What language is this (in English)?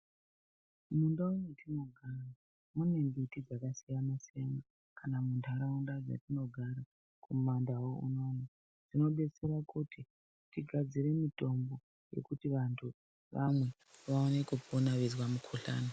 Ndau